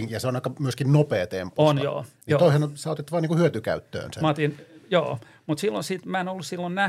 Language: Finnish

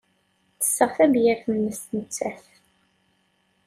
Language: Kabyle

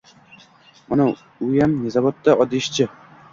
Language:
Uzbek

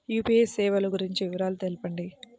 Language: Telugu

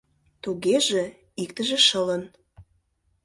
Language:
Mari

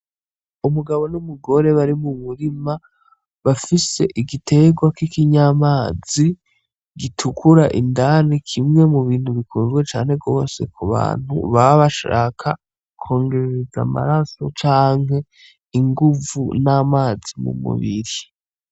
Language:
Rundi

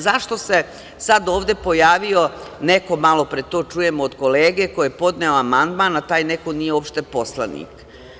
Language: Serbian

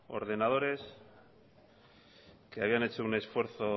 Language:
Spanish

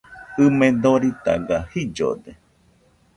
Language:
Nüpode Huitoto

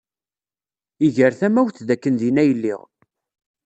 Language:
Kabyle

